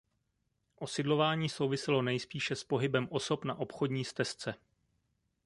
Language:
Czech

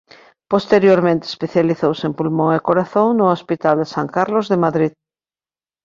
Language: Galician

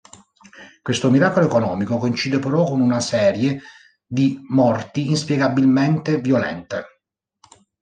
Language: Italian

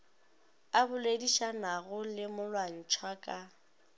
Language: Northern Sotho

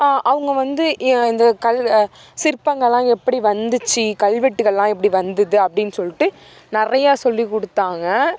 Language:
Tamil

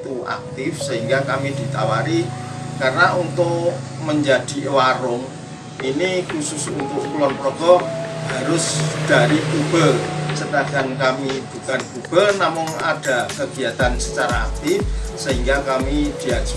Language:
Indonesian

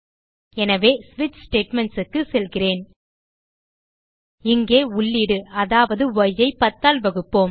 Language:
Tamil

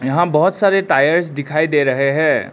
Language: Hindi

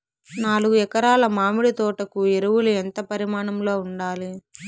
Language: Telugu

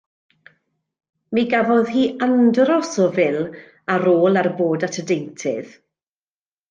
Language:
Welsh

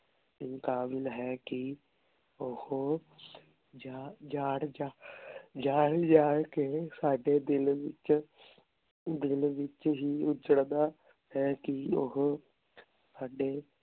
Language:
Punjabi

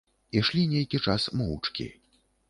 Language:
Belarusian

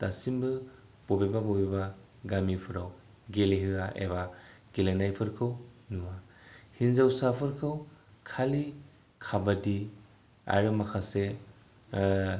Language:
Bodo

